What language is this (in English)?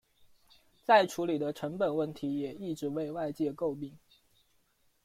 Chinese